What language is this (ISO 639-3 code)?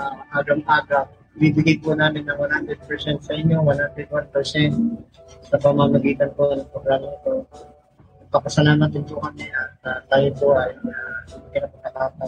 fil